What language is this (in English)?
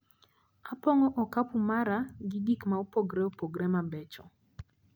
Luo (Kenya and Tanzania)